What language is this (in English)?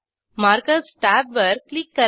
Marathi